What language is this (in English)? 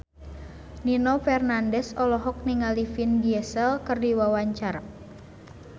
Sundanese